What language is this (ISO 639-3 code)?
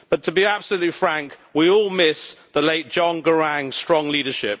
eng